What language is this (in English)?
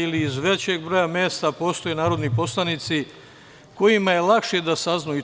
Serbian